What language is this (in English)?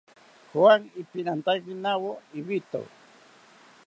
South Ucayali Ashéninka